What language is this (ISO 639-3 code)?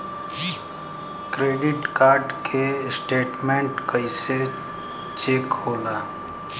bho